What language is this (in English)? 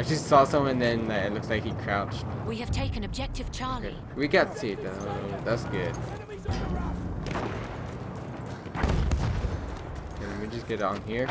English